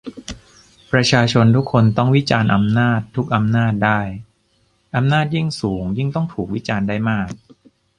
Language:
Thai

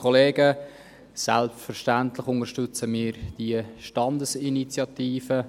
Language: Swiss German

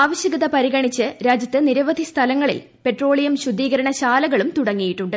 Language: Malayalam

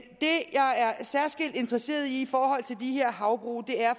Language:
Danish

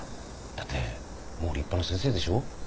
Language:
Japanese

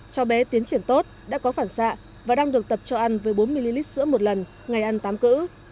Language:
Vietnamese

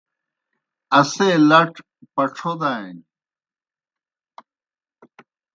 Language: Kohistani Shina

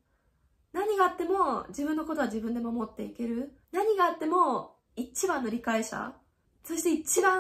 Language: Japanese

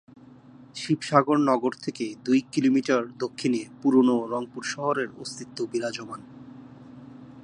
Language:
Bangla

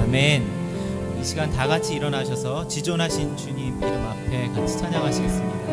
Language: Korean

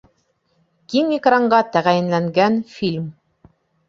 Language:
Bashkir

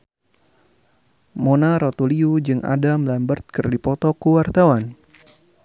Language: Sundanese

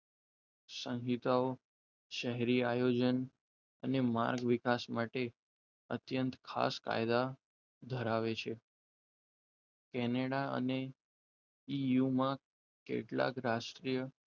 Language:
Gujarati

